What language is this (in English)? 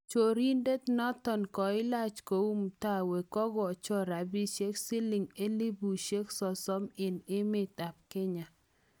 Kalenjin